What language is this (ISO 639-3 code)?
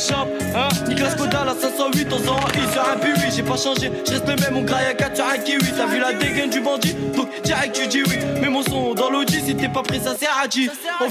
fra